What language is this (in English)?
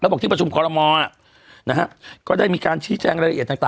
Thai